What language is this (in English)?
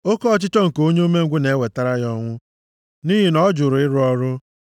Igbo